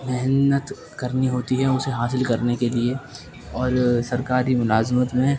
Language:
Urdu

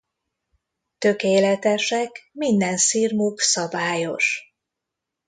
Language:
Hungarian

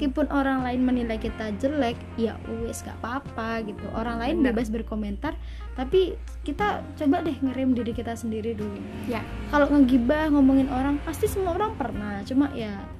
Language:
Indonesian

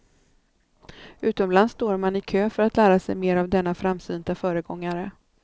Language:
Swedish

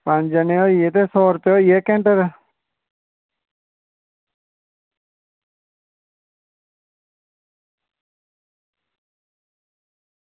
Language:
Dogri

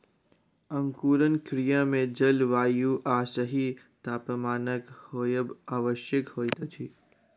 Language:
Maithili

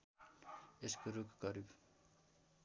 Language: Nepali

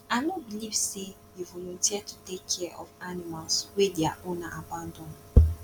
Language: Nigerian Pidgin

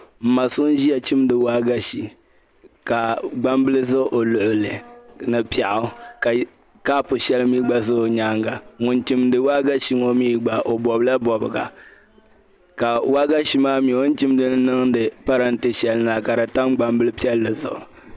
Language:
Dagbani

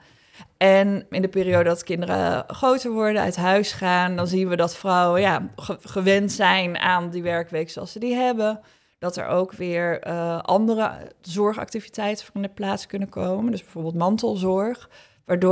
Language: Dutch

